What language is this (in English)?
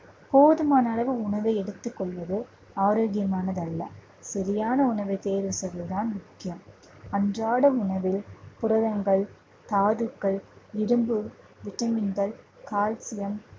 Tamil